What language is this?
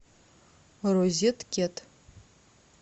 Russian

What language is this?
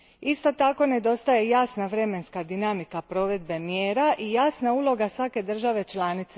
Croatian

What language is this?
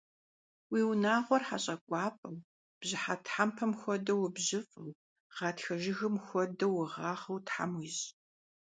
Kabardian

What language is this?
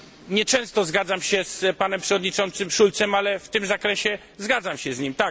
Polish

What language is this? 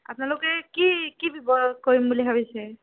Assamese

